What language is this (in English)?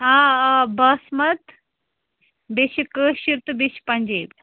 Kashmiri